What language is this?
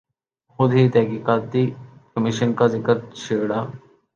Urdu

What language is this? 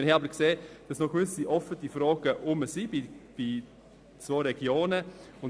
Swiss German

